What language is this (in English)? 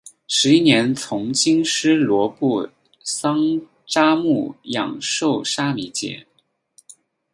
Chinese